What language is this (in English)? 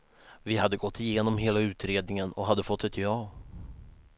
Swedish